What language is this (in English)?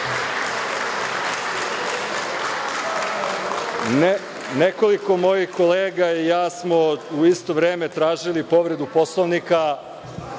Serbian